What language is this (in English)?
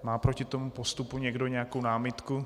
Czech